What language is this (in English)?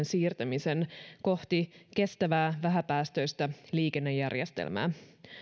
Finnish